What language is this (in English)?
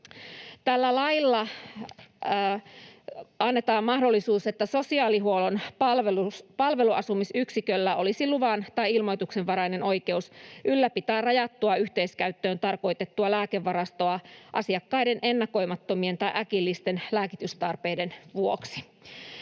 Finnish